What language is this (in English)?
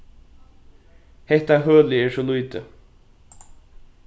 Faroese